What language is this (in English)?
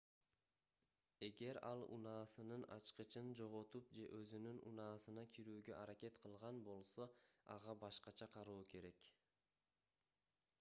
Kyrgyz